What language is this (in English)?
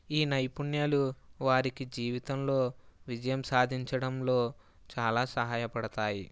Telugu